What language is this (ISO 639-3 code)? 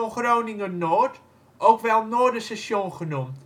nld